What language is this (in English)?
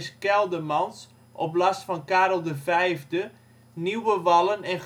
Dutch